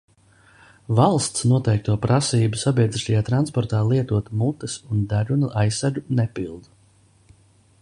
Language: Latvian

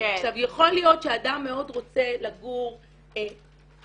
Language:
Hebrew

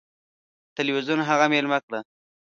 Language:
Pashto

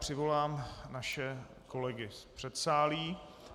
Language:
Czech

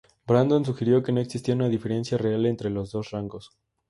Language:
Spanish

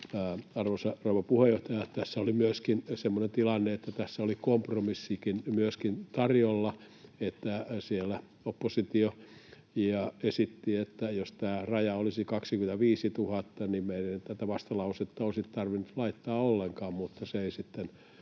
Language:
Finnish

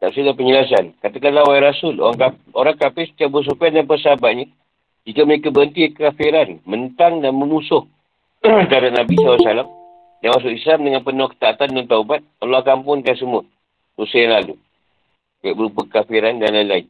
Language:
Malay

